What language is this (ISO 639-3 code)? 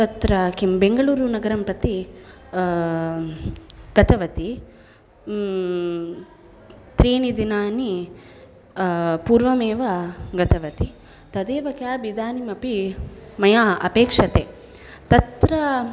san